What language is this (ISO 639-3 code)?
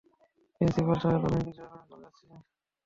ben